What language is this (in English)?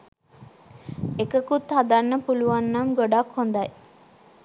Sinhala